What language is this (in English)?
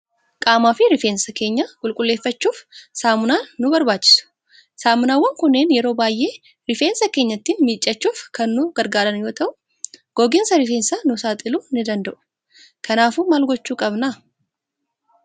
Oromo